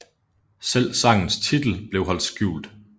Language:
Danish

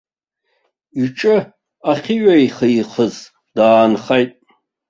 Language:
Abkhazian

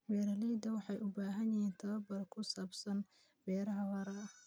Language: Somali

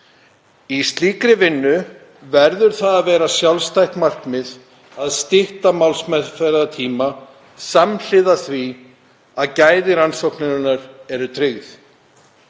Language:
Icelandic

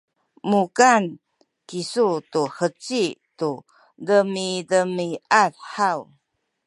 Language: Sakizaya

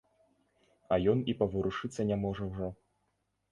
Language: Belarusian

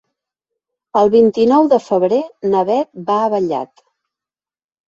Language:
Catalan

